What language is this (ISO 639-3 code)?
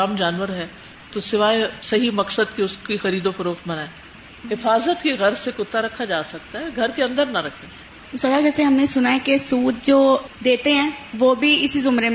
urd